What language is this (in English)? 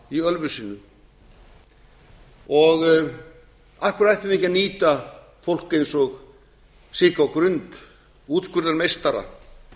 Icelandic